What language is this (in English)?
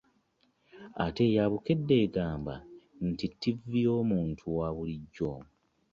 Ganda